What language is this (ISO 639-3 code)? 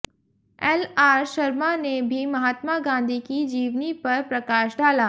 hin